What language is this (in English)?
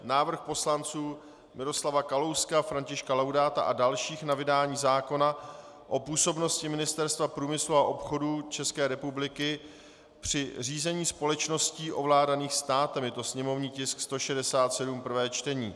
Czech